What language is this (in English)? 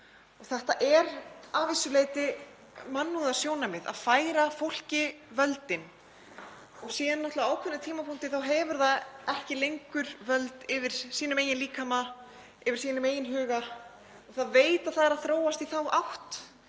Icelandic